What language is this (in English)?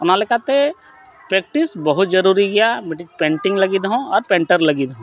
Santali